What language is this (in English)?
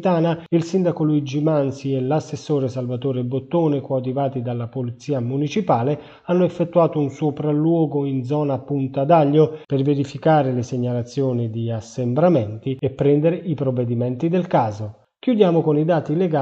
Italian